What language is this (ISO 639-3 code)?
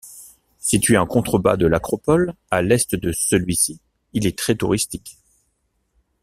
fra